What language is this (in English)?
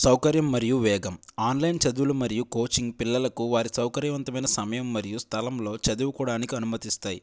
Telugu